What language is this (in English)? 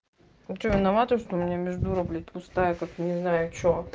Russian